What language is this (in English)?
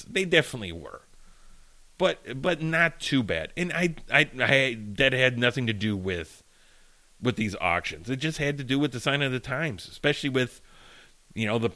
English